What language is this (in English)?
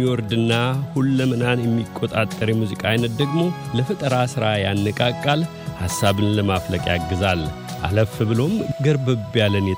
Amharic